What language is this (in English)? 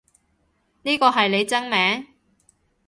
Cantonese